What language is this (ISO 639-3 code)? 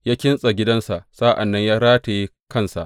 hau